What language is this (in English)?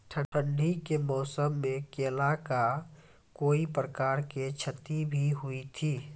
Maithili